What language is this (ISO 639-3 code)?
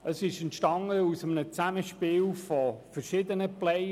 gsw